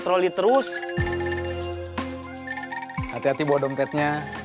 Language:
Indonesian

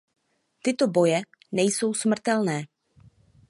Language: Czech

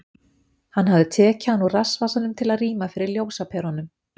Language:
Icelandic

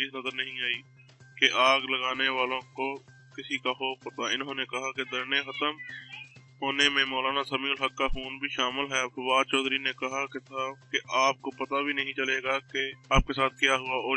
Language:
Dutch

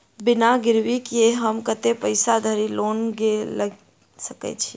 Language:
Maithili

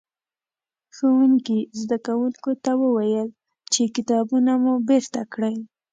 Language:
Pashto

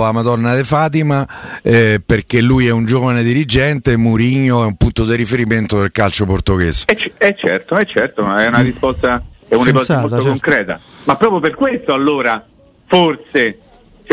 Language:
Italian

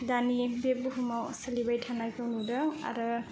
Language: Bodo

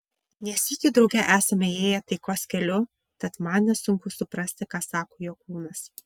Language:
Lithuanian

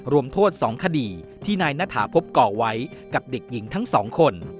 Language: Thai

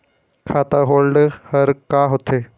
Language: Chhattisgarhi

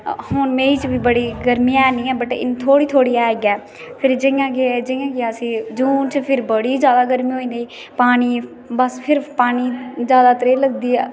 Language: Dogri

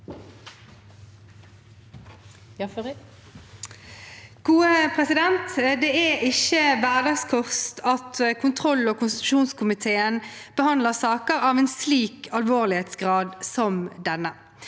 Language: Norwegian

